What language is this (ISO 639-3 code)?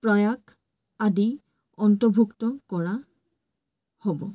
asm